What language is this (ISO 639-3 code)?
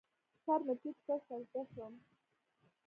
pus